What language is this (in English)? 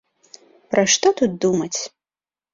Belarusian